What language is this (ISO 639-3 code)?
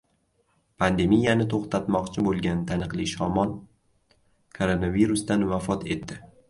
uzb